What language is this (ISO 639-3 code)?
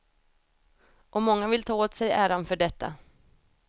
swe